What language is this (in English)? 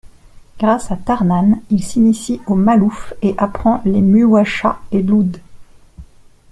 French